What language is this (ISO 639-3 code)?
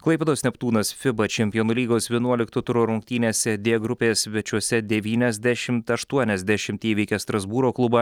lit